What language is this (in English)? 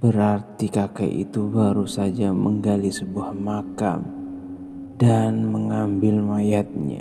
Indonesian